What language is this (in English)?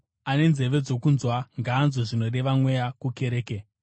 Shona